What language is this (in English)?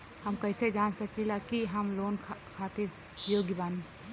Bhojpuri